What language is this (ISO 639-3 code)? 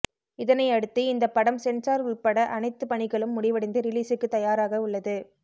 tam